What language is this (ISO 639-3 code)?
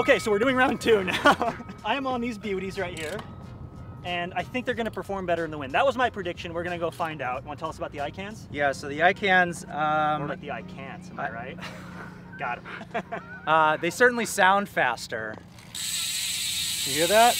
eng